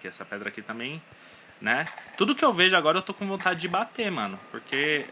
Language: Portuguese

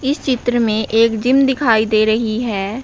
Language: Hindi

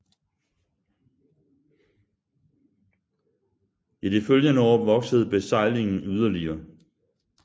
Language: Danish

